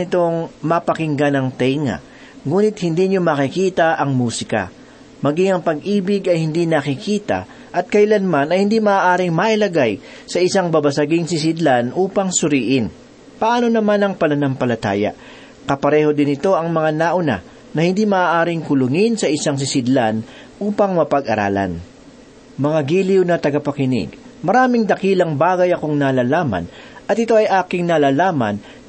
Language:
Filipino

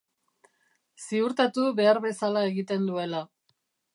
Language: Basque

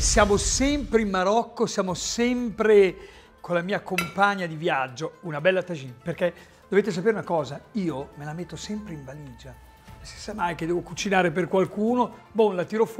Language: Italian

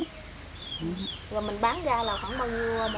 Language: Vietnamese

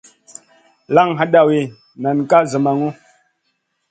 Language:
Masana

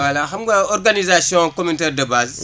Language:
Wolof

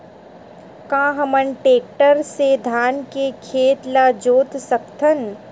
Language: Chhattisgarhi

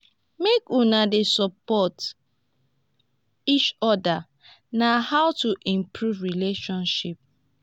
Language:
Nigerian Pidgin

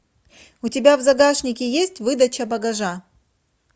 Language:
Russian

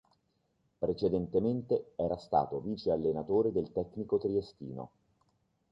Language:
Italian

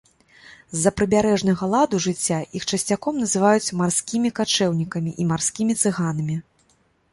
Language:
Belarusian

